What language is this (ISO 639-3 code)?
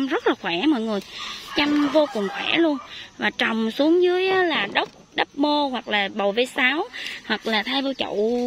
vie